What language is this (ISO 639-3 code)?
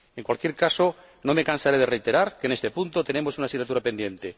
spa